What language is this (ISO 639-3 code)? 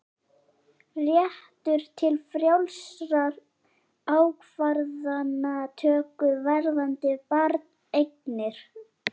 isl